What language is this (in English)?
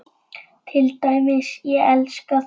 Icelandic